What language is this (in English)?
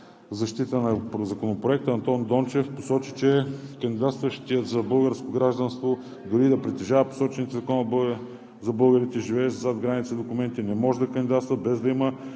Bulgarian